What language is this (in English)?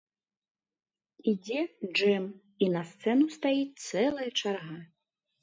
Belarusian